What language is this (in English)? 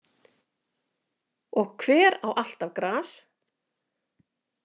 Icelandic